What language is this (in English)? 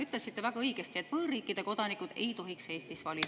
Estonian